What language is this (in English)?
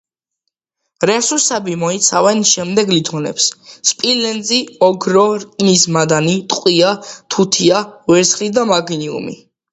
Georgian